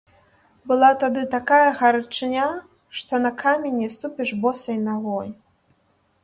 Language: Belarusian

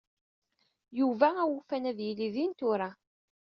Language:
Kabyle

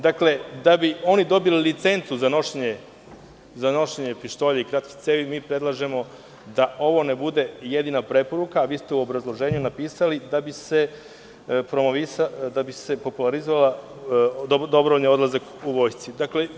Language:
Serbian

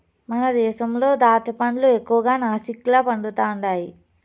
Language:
Telugu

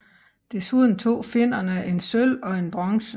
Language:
Danish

